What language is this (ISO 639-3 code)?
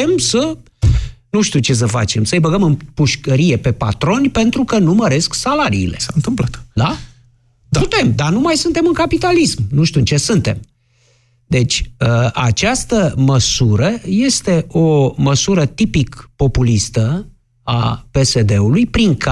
ron